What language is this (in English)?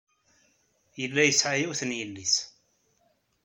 Kabyle